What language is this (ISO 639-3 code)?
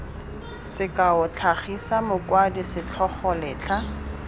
tsn